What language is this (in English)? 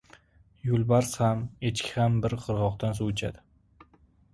Uzbek